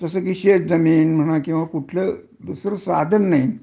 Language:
Marathi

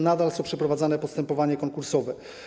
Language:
Polish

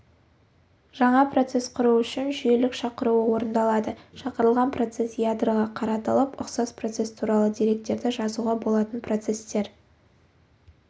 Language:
Kazakh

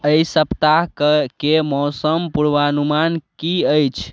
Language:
Maithili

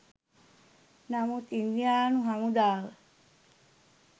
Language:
Sinhala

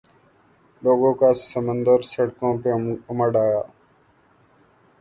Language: Urdu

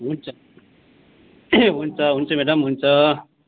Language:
Nepali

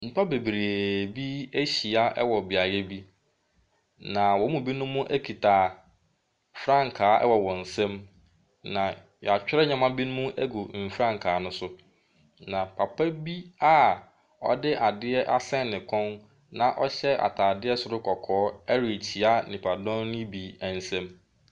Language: Akan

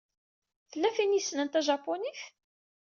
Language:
Kabyle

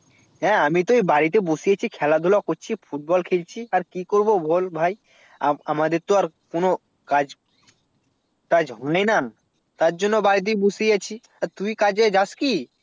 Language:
Bangla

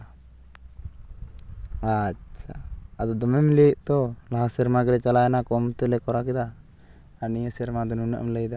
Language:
Santali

